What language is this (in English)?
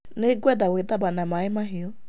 Kikuyu